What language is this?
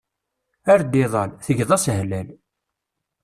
Kabyle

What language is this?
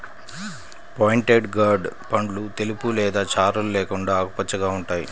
Telugu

